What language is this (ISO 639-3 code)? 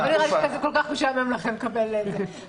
heb